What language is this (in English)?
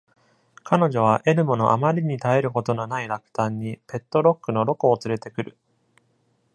Japanese